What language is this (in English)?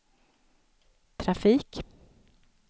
Swedish